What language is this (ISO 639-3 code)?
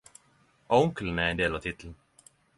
nno